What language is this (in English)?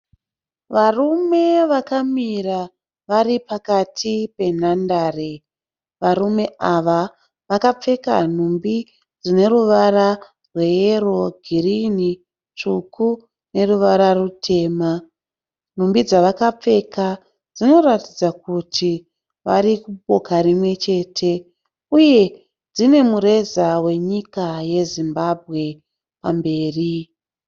Shona